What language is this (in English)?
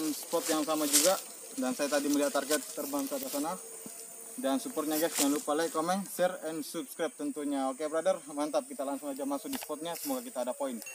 Indonesian